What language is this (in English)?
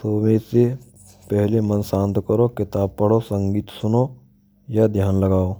Braj